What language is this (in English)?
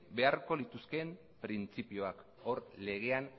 Basque